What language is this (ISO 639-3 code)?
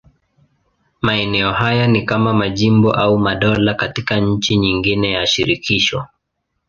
swa